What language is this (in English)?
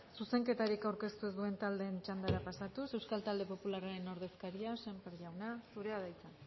Basque